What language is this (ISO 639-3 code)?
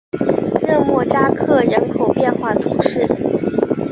zho